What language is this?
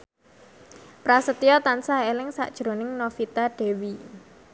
Javanese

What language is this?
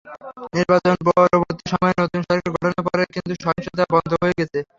Bangla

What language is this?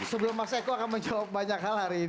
Indonesian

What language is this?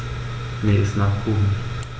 German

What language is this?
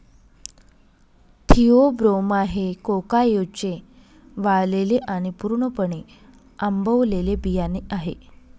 Marathi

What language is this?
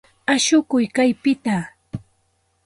Santa Ana de Tusi Pasco Quechua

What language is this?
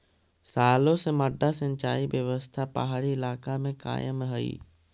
Magahi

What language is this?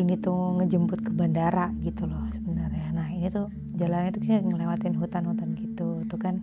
Indonesian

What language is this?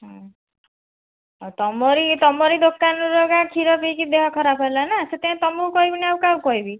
Odia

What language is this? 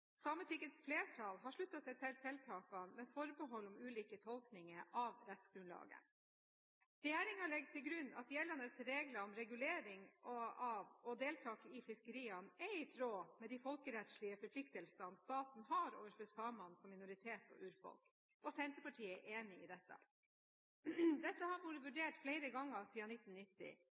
Norwegian Bokmål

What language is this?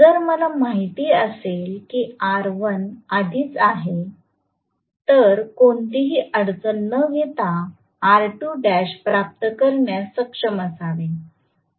Marathi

